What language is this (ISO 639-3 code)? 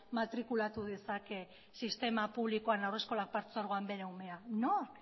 eus